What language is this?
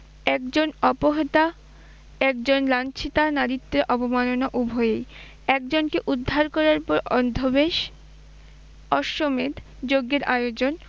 Bangla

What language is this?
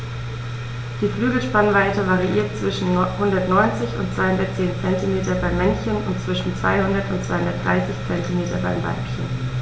German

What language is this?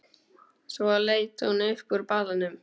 Icelandic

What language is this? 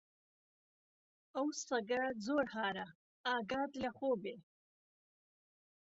Central Kurdish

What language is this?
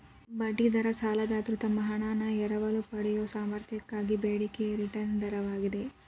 Kannada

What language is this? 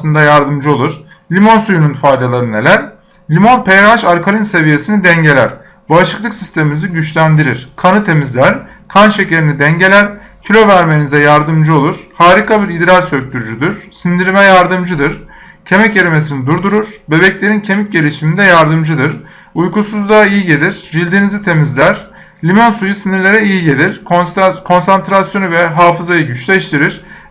Turkish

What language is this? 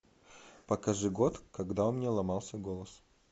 Russian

